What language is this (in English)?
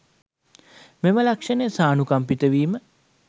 Sinhala